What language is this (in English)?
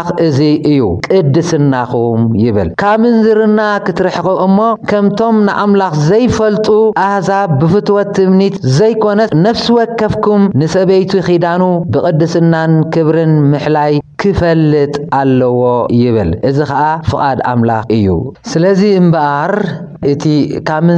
Arabic